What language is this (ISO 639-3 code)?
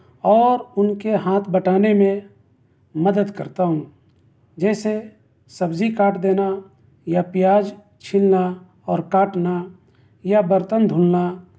urd